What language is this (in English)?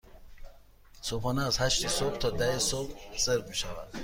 Persian